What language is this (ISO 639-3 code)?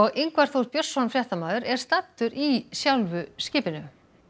isl